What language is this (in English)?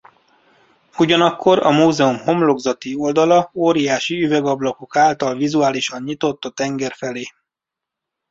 Hungarian